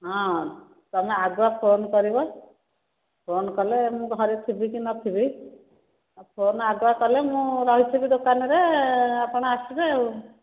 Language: Odia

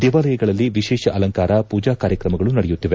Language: Kannada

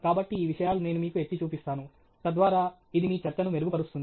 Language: Telugu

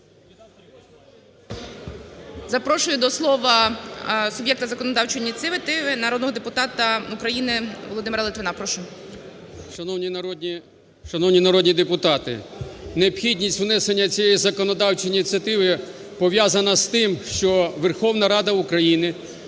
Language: Ukrainian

